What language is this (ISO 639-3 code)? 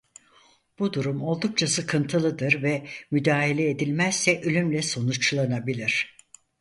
tur